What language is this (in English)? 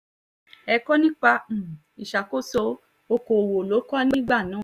Yoruba